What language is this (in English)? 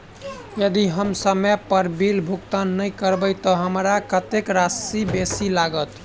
Maithili